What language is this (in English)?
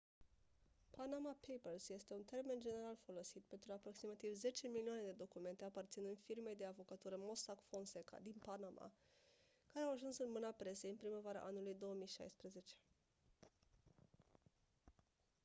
Romanian